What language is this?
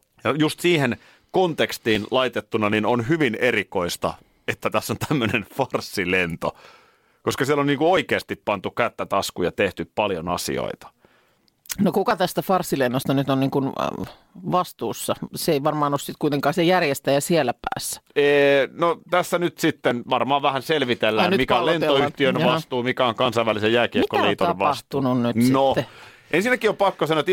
Finnish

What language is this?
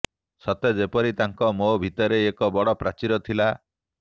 Odia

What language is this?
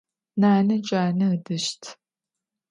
Adyghe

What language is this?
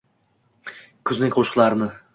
Uzbek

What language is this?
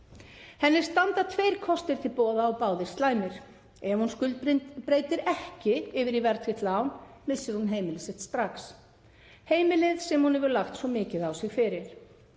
Icelandic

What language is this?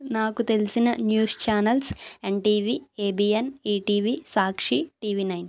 Telugu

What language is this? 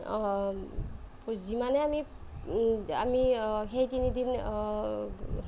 Assamese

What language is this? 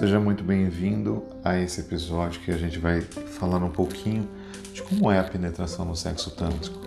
Portuguese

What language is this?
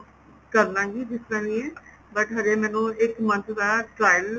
Punjabi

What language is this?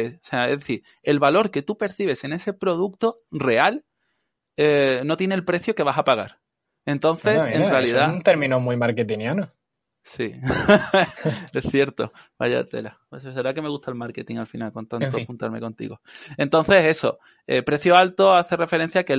Spanish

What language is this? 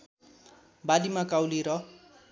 Nepali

